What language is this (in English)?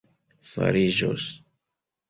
Esperanto